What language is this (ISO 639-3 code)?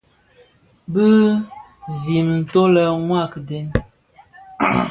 ksf